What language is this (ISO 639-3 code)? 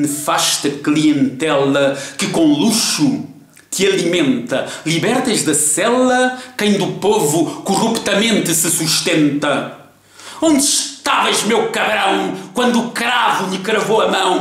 por